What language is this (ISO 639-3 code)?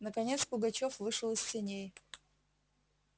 rus